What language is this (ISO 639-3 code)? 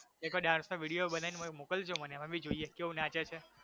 guj